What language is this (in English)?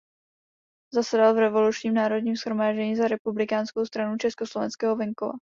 Czech